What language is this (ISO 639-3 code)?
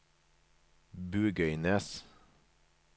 nor